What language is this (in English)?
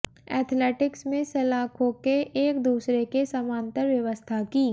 Hindi